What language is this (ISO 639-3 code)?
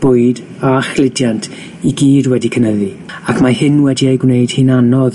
cym